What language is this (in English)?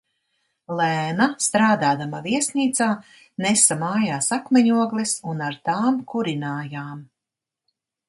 Latvian